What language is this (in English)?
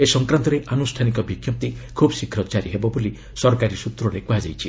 Odia